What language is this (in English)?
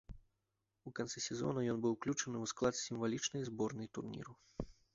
Belarusian